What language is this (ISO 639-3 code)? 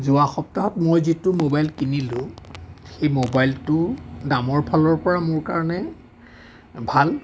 asm